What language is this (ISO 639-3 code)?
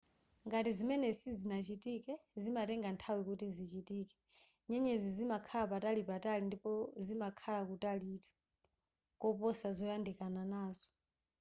nya